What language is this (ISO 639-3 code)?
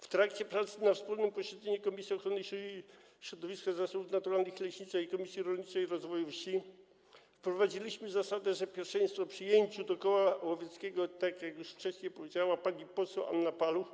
pol